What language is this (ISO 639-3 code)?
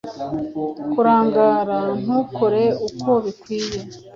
kin